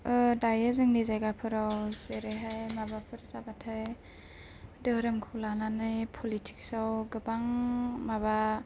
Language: Bodo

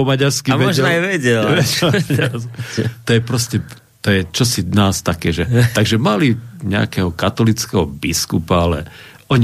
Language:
Slovak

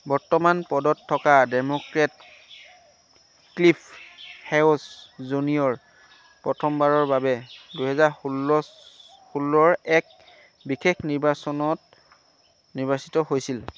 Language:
Assamese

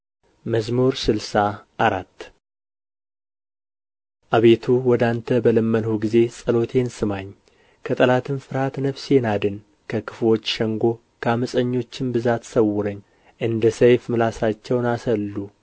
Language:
Amharic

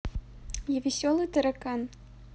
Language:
Russian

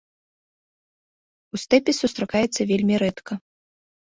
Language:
Belarusian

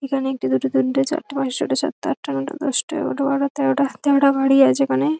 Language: Bangla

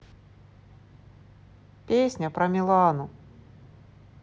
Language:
Russian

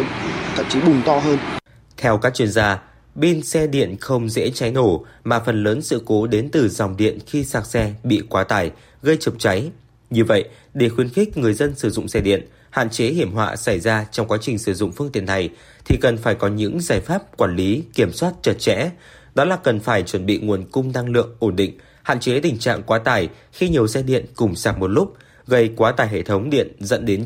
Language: Vietnamese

